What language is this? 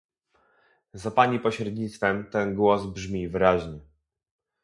Polish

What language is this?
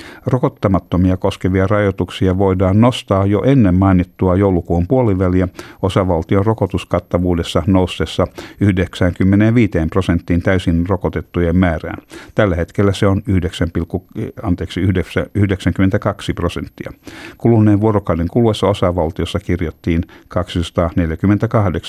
Finnish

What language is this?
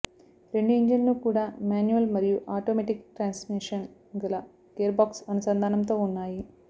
Telugu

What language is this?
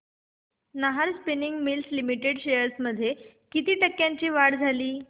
Marathi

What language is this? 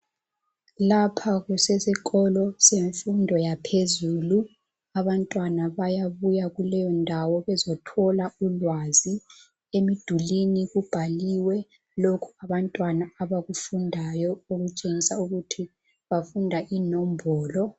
North Ndebele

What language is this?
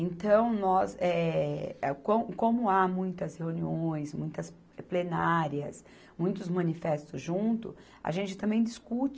Portuguese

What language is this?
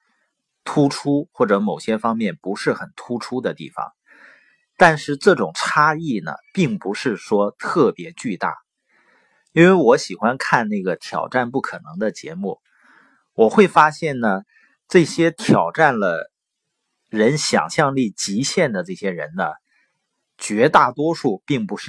Chinese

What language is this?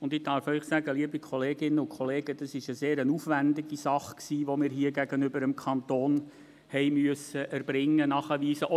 Swiss German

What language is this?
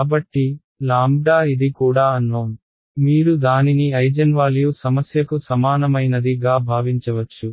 Telugu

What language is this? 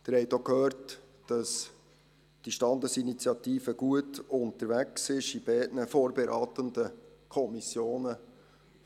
Swiss German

